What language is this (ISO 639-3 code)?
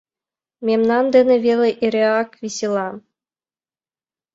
chm